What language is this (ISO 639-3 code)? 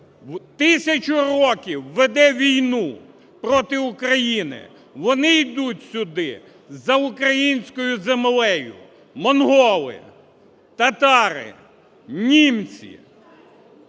ukr